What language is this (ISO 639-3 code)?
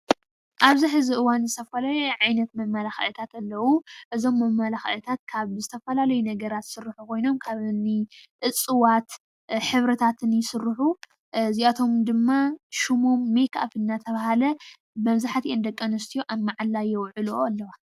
tir